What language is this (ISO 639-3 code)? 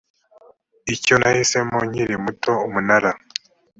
kin